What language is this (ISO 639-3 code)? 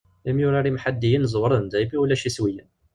kab